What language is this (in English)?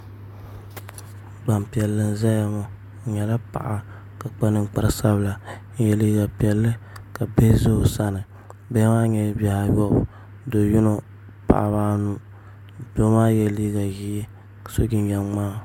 Dagbani